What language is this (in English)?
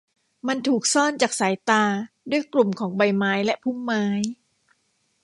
Thai